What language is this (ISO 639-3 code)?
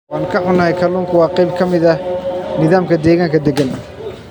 som